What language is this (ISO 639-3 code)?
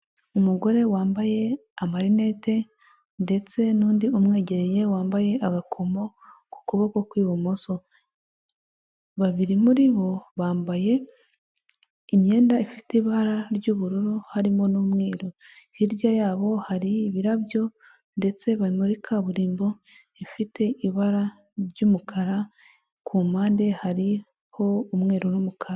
kin